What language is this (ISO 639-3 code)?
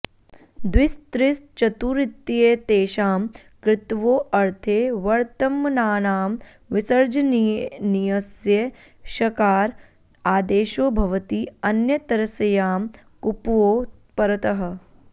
san